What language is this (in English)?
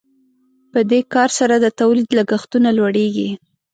Pashto